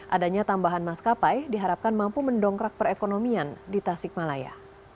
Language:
Indonesian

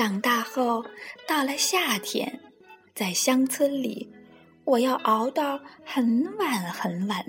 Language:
Chinese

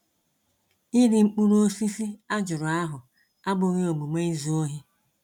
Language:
Igbo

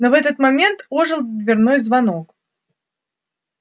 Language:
Russian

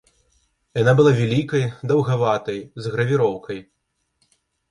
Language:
Belarusian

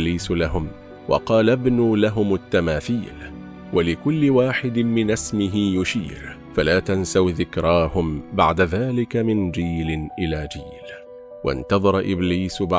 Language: Arabic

